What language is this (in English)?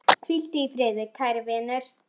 Icelandic